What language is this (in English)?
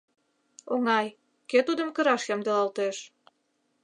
Mari